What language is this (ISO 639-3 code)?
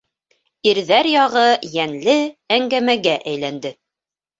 bak